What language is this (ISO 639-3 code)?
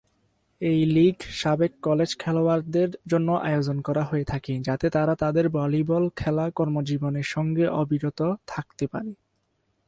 ben